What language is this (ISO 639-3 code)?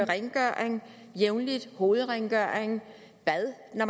dan